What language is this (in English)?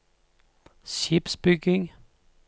Norwegian